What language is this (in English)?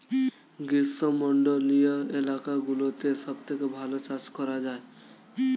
Bangla